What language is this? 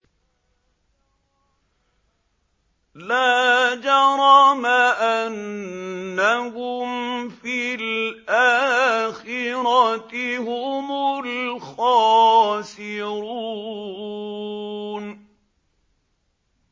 Arabic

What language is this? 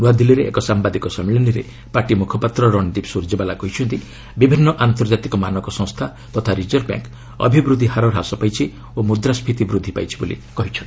Odia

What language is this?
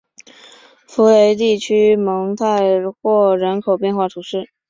Chinese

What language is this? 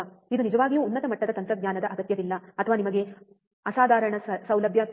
Kannada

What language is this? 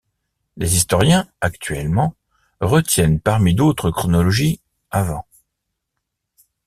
French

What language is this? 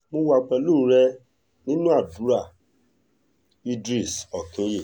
Yoruba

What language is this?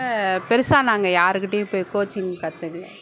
Tamil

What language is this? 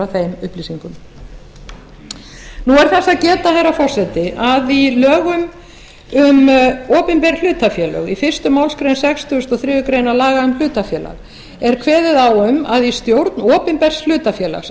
Icelandic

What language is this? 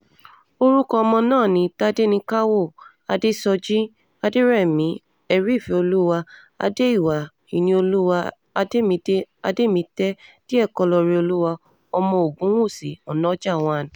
Yoruba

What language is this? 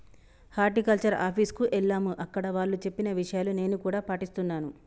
Telugu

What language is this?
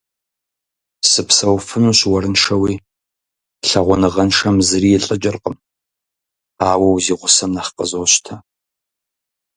Kabardian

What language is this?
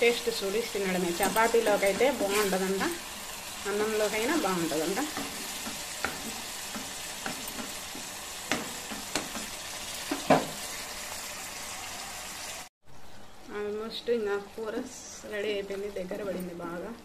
Telugu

